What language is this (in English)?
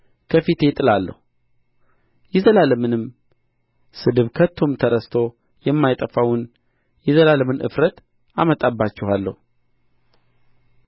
Amharic